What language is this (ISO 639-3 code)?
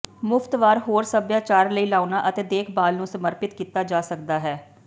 pan